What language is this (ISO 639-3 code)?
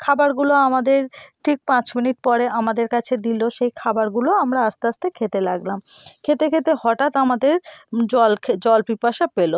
ben